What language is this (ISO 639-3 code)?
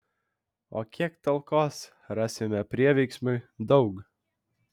lit